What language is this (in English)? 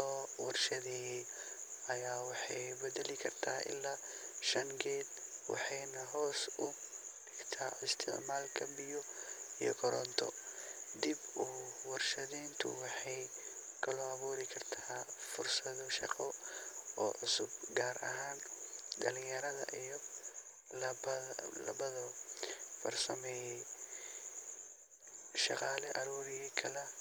Somali